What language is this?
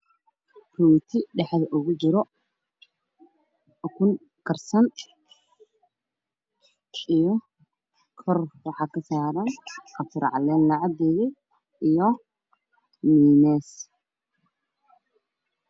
Somali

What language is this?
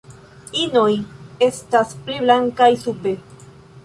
Esperanto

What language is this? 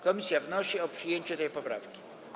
Polish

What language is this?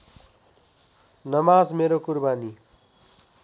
Nepali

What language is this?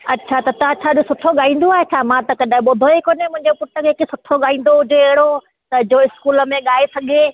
Sindhi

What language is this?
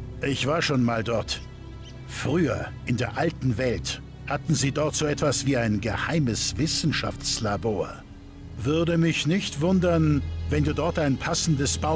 German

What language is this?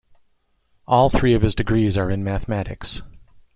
English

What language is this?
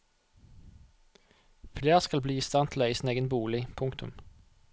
Norwegian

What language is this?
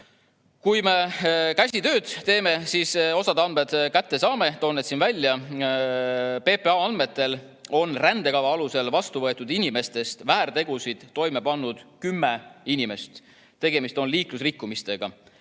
Estonian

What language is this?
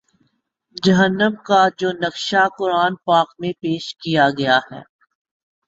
Urdu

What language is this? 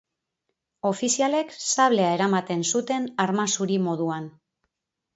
Basque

